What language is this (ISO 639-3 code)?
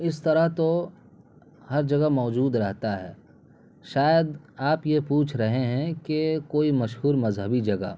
urd